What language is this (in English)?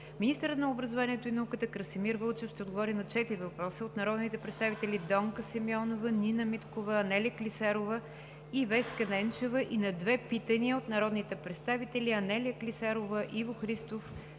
Bulgarian